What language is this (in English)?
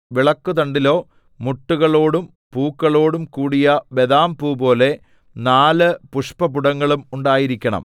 Malayalam